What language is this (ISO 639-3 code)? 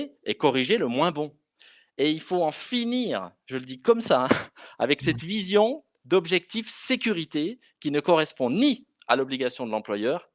fra